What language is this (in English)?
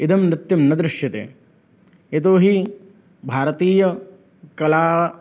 Sanskrit